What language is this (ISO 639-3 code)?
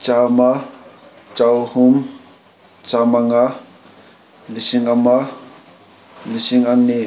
mni